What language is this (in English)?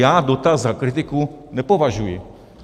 Czech